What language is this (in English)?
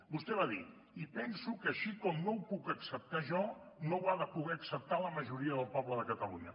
Catalan